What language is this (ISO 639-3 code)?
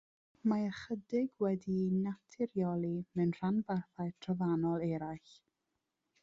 cym